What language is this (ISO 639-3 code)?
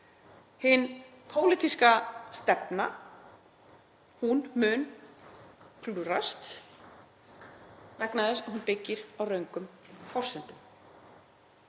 isl